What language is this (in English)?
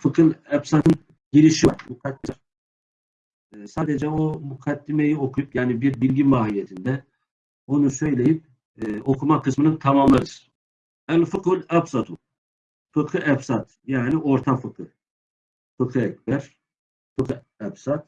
Turkish